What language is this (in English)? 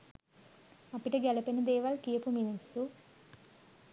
Sinhala